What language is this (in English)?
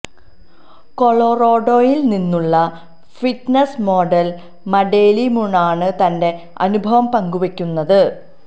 Malayalam